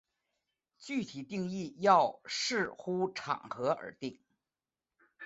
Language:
Chinese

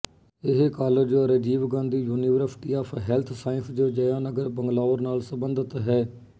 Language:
Punjabi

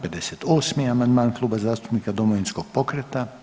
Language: Croatian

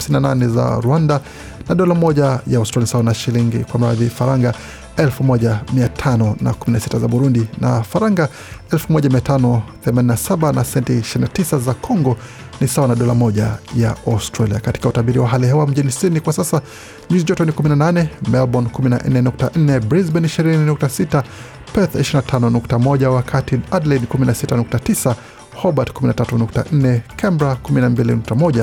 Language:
Swahili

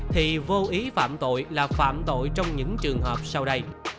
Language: Vietnamese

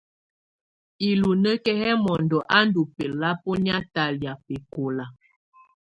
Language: Tunen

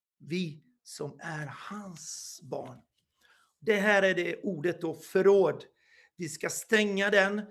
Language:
Swedish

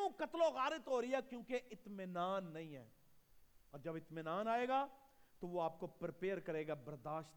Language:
Urdu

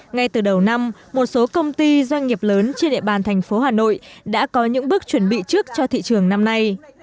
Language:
Vietnamese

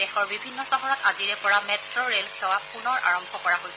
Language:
Assamese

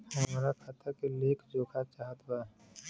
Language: Bhojpuri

